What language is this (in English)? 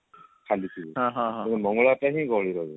Odia